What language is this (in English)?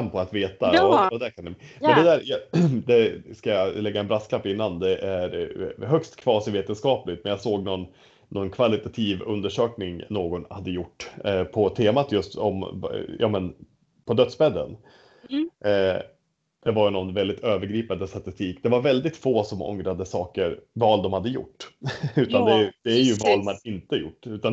Swedish